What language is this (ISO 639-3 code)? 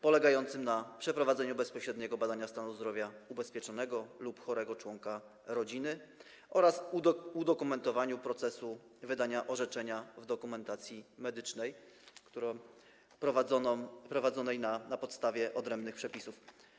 pol